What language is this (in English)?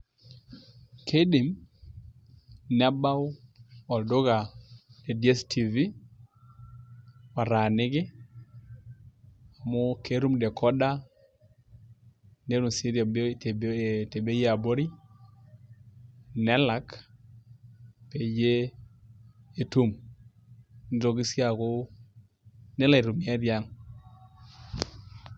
Masai